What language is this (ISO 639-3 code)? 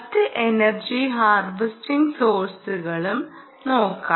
mal